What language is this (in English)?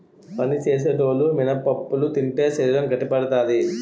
Telugu